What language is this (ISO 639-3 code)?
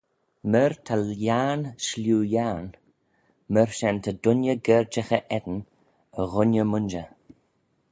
glv